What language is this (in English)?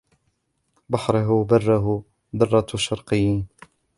Arabic